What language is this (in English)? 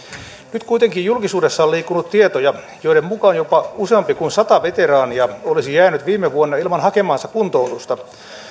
Finnish